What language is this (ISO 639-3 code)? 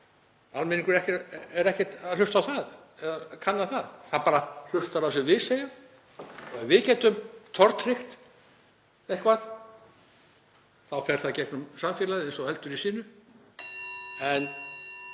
isl